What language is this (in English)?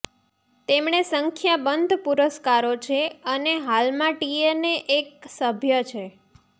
Gujarati